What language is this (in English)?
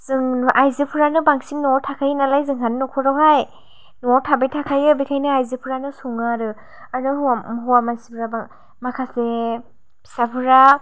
Bodo